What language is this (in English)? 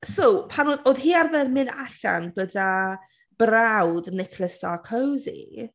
Welsh